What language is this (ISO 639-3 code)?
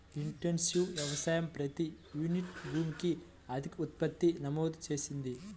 tel